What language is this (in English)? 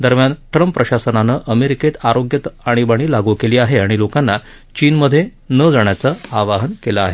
Marathi